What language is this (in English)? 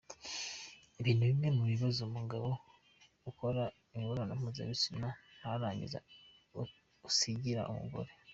Kinyarwanda